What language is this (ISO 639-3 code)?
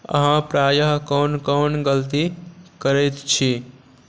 mai